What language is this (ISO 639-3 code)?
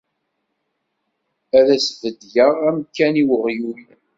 kab